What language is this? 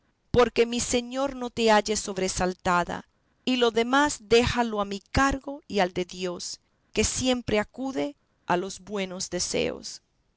Spanish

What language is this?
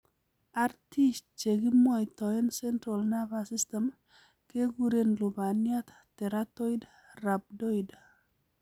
Kalenjin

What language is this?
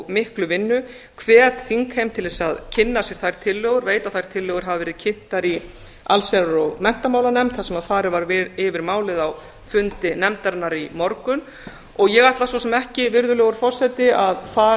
Icelandic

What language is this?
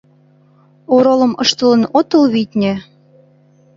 Mari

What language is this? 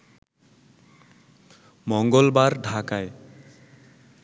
Bangla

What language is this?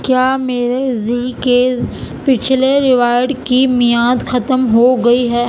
Urdu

